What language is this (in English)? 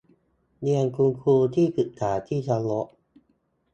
Thai